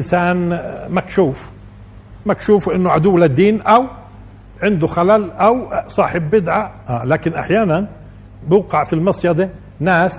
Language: Arabic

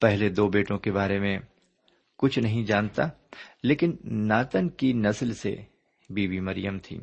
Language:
Urdu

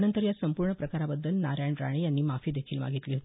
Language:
Marathi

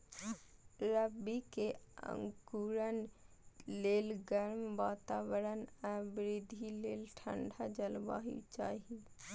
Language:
Maithili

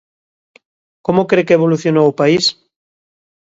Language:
Galician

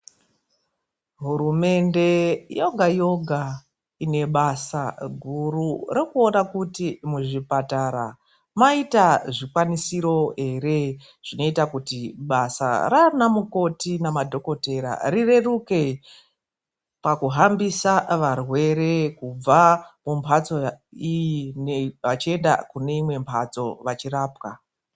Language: Ndau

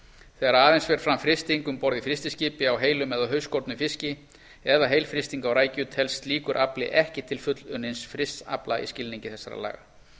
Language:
Icelandic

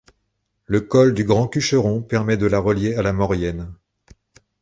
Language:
French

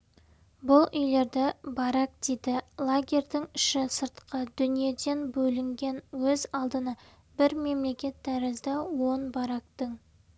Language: Kazakh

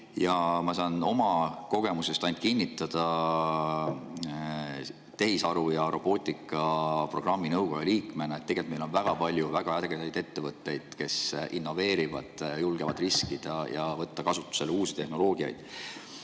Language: Estonian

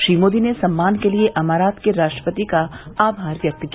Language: Hindi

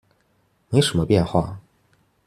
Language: Chinese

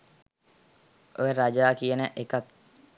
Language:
Sinhala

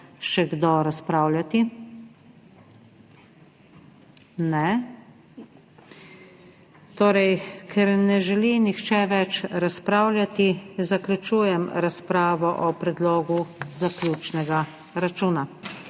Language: Slovenian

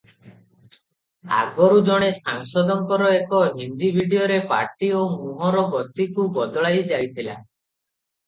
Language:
Odia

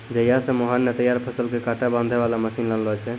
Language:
Maithili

